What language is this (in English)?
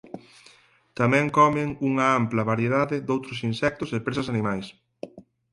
Galician